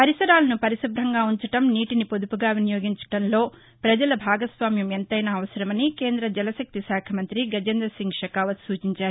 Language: Telugu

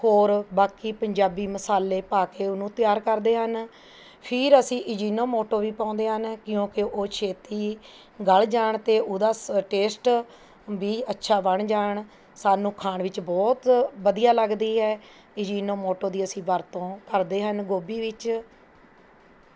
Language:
Punjabi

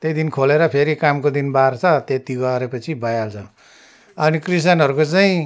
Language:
Nepali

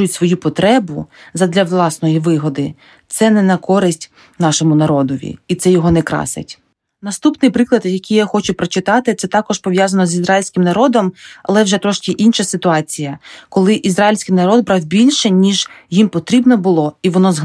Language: Ukrainian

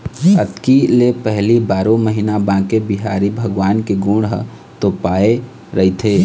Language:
Chhattisgarhi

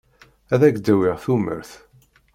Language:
Kabyle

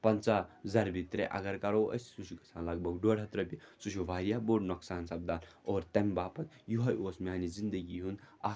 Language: Kashmiri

